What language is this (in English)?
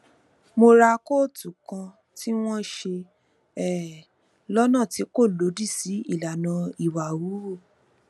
Yoruba